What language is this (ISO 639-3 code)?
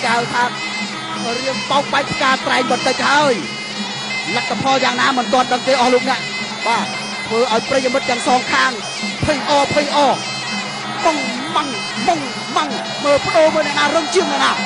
tha